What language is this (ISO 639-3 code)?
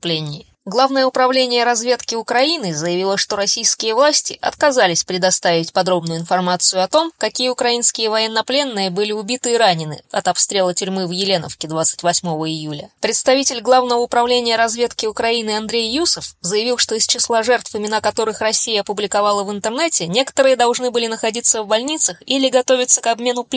rus